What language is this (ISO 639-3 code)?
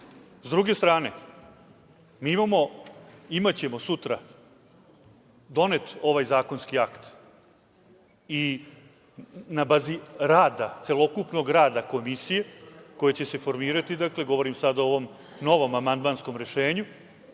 srp